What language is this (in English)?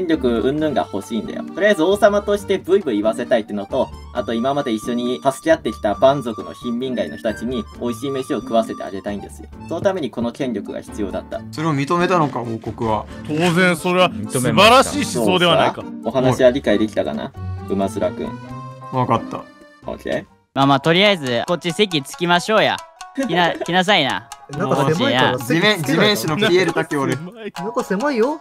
Japanese